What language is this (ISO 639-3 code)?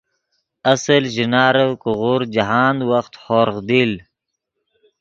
ydg